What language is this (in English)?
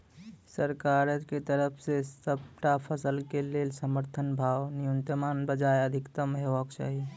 Maithili